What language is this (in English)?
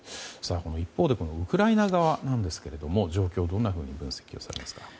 Japanese